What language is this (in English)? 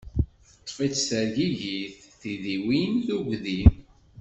Kabyle